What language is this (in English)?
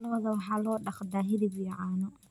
Somali